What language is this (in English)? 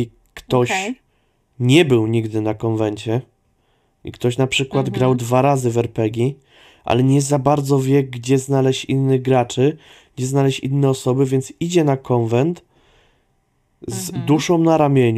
Polish